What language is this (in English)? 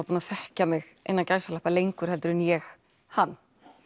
Icelandic